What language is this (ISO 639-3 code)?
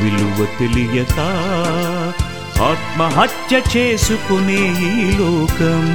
tel